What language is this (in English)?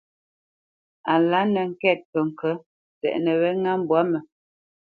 Bamenyam